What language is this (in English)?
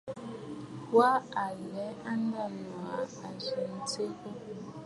Bafut